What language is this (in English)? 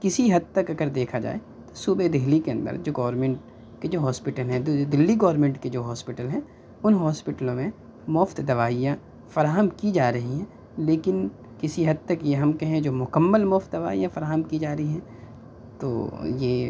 Urdu